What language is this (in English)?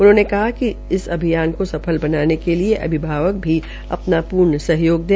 Hindi